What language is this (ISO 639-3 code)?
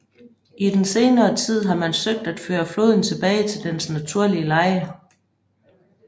dan